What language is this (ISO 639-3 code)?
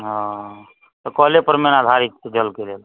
mai